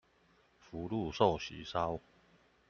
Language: Chinese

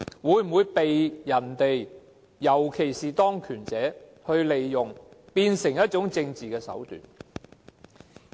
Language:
Cantonese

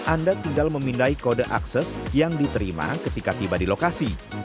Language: Indonesian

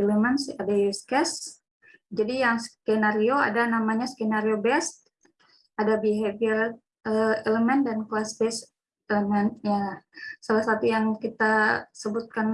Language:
Indonesian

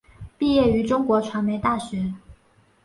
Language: Chinese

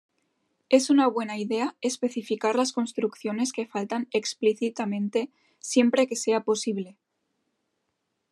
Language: Spanish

